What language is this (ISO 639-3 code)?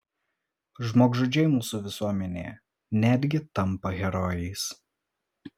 lit